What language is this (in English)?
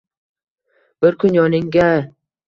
Uzbek